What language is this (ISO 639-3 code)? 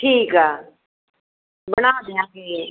pan